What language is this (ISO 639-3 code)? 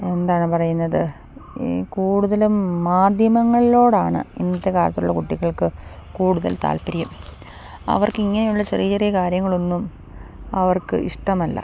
mal